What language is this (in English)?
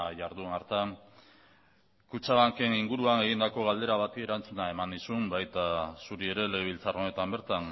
Basque